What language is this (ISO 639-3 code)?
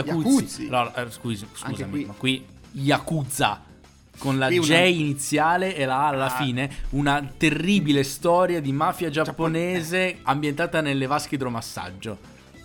ita